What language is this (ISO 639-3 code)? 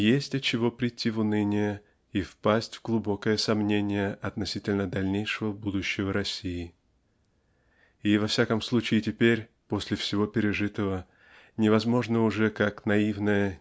rus